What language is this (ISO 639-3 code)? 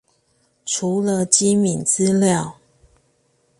zho